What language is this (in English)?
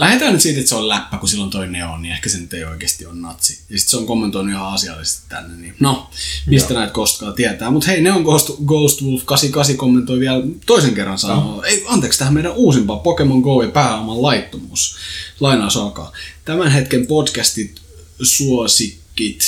Finnish